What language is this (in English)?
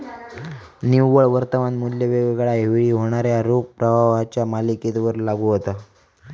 Marathi